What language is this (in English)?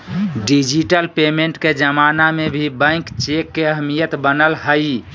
Magahi